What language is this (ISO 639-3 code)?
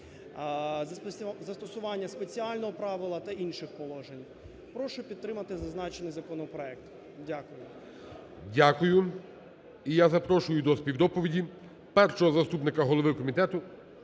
ukr